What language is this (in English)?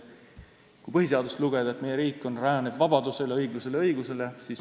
Estonian